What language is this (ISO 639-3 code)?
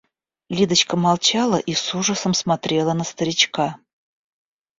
rus